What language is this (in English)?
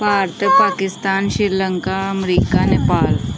Punjabi